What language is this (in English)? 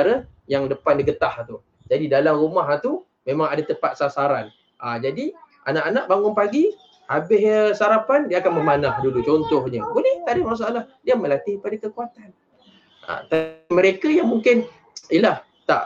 Malay